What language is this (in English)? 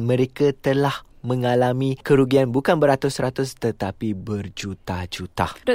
Malay